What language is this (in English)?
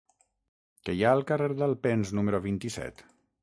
Catalan